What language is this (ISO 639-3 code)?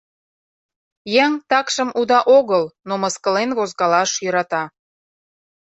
chm